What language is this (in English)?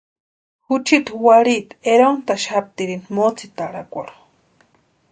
Western Highland Purepecha